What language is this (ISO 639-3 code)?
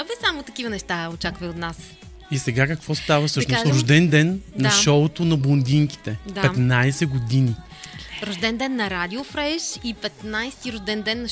bul